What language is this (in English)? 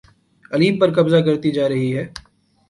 Urdu